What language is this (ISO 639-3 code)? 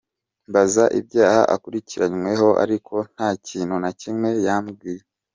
kin